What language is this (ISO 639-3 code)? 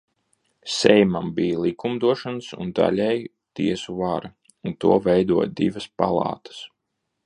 lav